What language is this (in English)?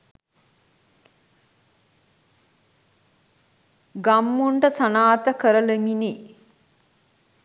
Sinhala